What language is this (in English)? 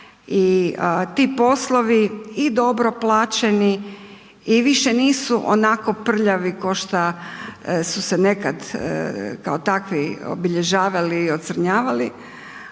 Croatian